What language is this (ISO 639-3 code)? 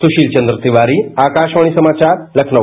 hin